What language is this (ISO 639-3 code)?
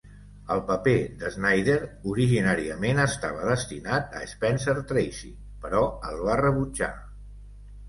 cat